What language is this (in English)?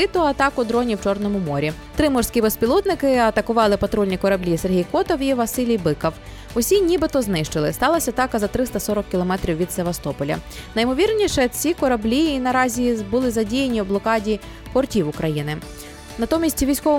Ukrainian